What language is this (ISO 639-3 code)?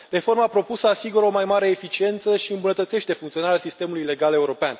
ron